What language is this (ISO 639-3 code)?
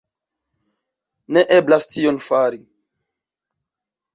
epo